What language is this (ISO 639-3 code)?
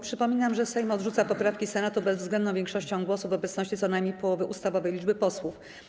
pol